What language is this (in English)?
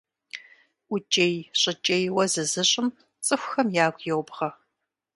Kabardian